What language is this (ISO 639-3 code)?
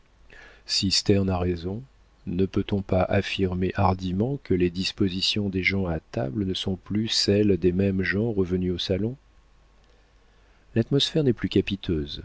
fra